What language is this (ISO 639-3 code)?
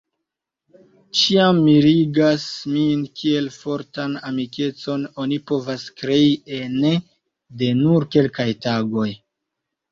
epo